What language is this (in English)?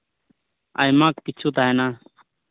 Santali